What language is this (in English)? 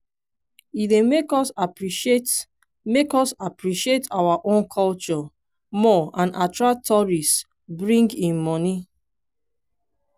Nigerian Pidgin